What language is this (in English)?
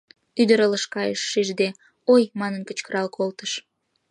Mari